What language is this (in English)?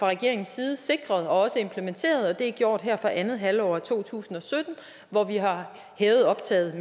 Danish